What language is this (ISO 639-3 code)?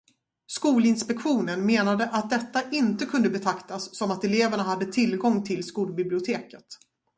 swe